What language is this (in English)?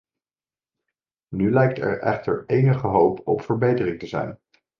Dutch